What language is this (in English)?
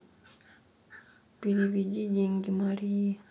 Russian